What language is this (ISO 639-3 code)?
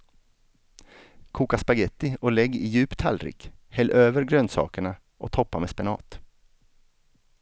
swe